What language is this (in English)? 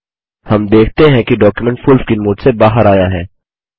Hindi